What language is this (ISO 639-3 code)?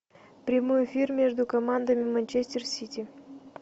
rus